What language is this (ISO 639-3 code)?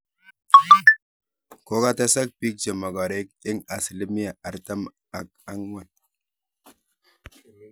kln